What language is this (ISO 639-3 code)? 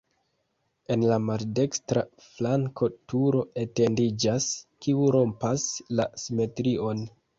epo